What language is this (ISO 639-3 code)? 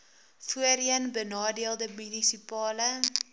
afr